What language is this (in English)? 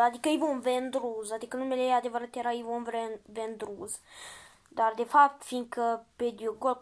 Romanian